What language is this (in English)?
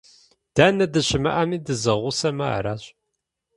Kabardian